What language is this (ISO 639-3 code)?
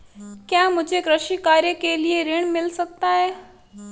hin